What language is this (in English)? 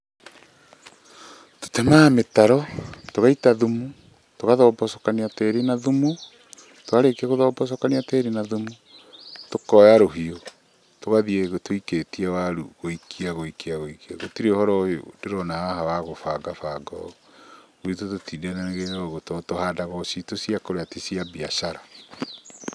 Kikuyu